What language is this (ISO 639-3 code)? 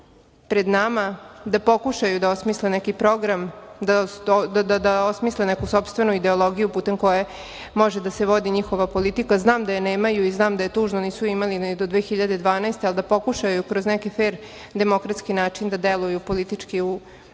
srp